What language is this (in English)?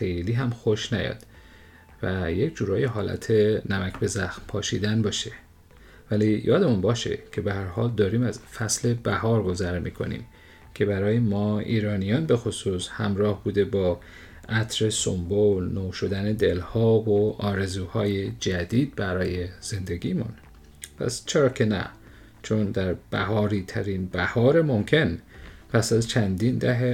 Persian